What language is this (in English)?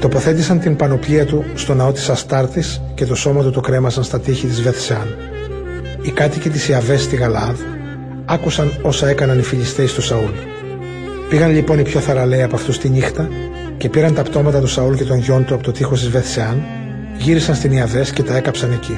Greek